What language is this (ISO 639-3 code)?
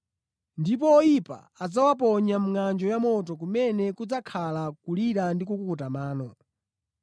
nya